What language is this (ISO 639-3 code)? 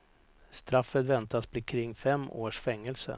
swe